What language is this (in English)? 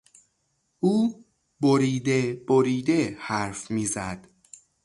Persian